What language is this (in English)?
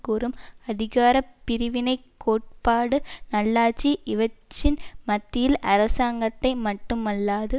Tamil